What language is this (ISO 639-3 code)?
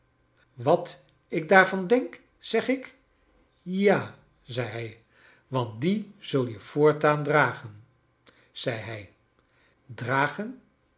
nld